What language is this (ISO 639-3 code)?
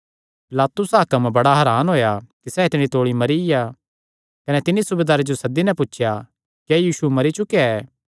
xnr